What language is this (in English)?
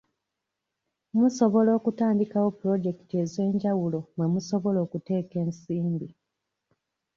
Ganda